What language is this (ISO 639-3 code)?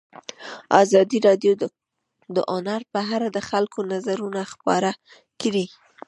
pus